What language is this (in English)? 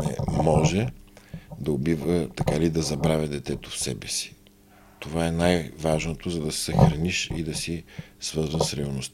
Bulgarian